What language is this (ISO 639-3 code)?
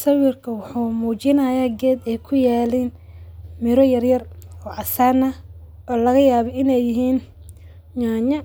som